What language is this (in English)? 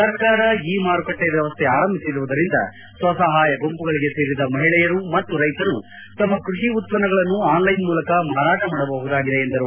Kannada